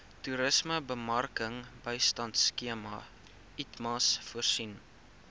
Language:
Afrikaans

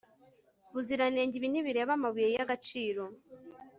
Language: Kinyarwanda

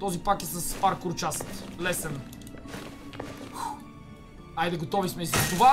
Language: Bulgarian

